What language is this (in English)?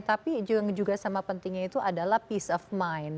Indonesian